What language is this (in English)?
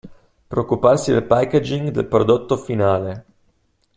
Italian